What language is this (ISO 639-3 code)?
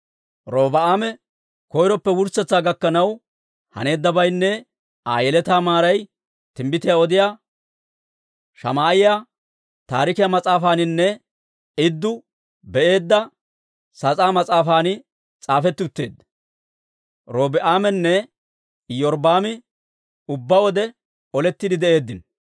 dwr